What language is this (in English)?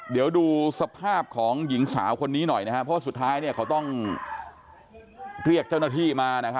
Thai